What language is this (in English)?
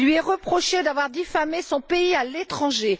French